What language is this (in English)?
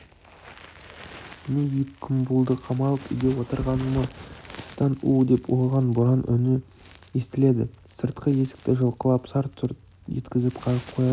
Kazakh